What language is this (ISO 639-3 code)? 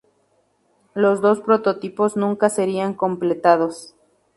spa